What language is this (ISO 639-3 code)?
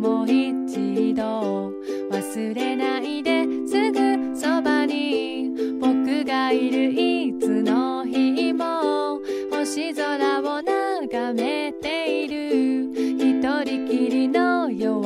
jpn